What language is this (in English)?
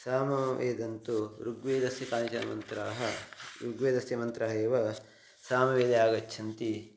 Sanskrit